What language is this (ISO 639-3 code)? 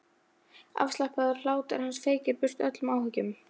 isl